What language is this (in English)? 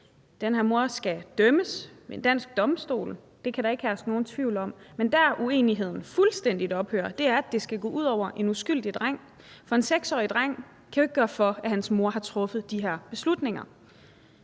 Danish